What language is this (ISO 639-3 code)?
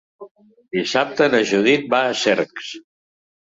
cat